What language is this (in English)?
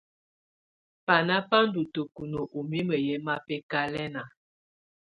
Tunen